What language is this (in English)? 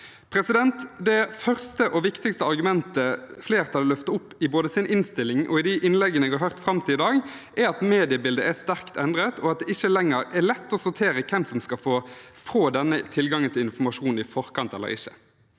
Norwegian